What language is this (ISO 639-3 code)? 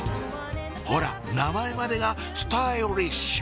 jpn